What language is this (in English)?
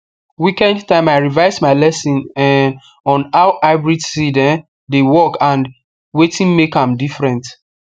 Nigerian Pidgin